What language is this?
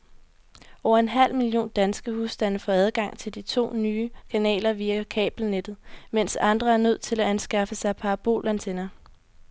Danish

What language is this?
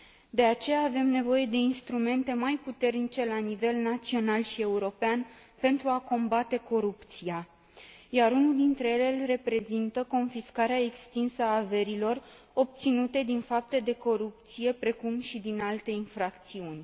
Romanian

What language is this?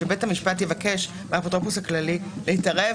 Hebrew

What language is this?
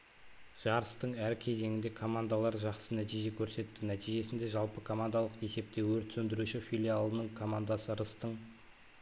Kazakh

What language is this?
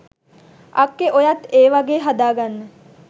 Sinhala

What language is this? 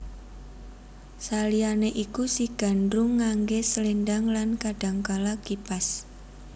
Javanese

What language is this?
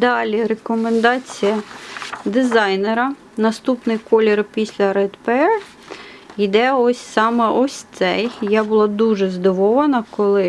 Ukrainian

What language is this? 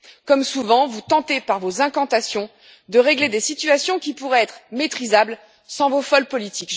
French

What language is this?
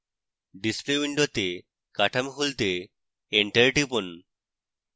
Bangla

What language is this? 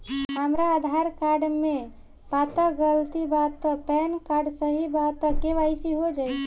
Bhojpuri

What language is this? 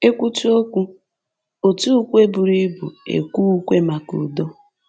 Igbo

